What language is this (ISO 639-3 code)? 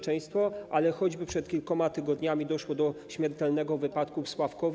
pol